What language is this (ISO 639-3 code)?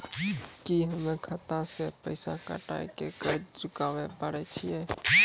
mai